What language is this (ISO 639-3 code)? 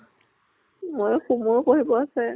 asm